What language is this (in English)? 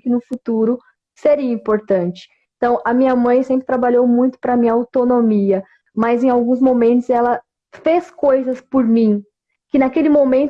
Portuguese